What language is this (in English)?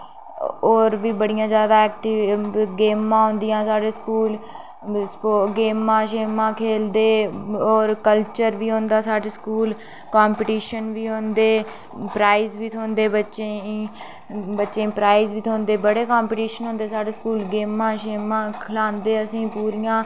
Dogri